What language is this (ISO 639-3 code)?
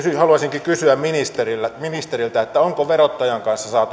fin